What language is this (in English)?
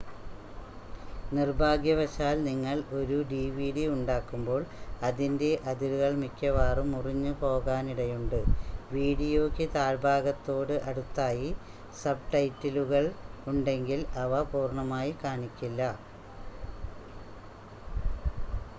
Malayalam